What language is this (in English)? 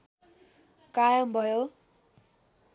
Nepali